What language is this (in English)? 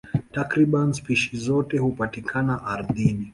Swahili